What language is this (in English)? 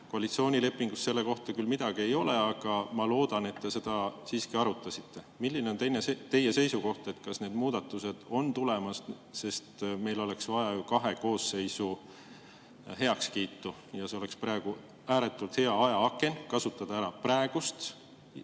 Estonian